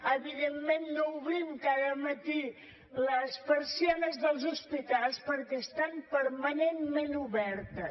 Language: Catalan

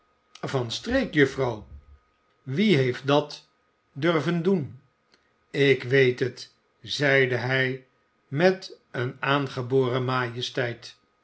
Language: Dutch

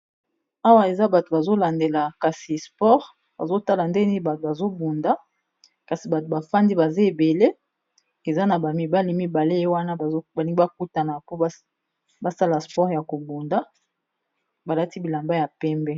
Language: Lingala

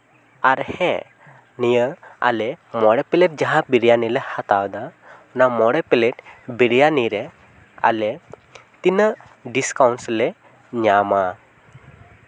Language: Santali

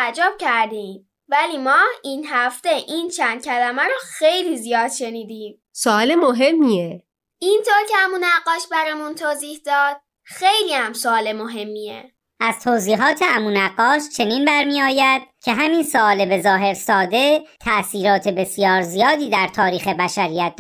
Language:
Persian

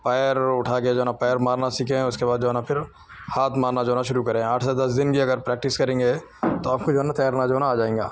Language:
Urdu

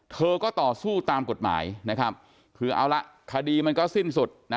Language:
Thai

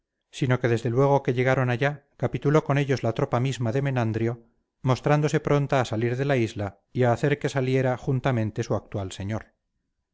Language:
Spanish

